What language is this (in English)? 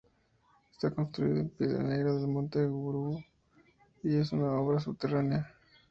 Spanish